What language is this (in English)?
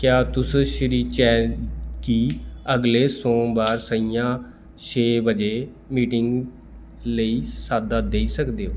Dogri